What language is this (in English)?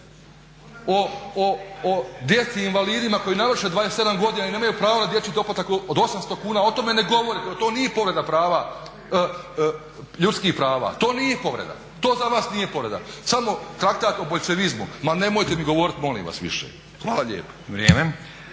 Croatian